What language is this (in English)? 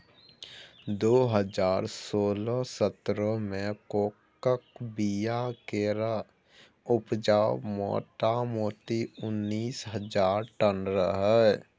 Maithili